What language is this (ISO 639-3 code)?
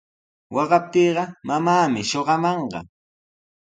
qws